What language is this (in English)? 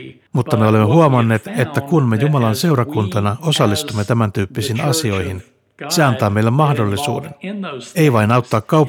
Finnish